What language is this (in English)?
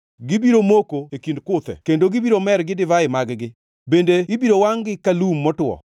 Luo (Kenya and Tanzania)